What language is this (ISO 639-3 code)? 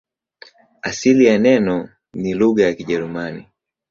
swa